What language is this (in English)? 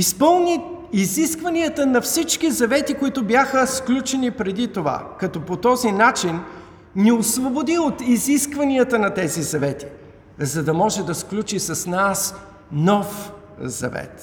Bulgarian